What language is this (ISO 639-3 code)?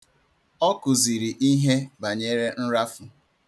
ibo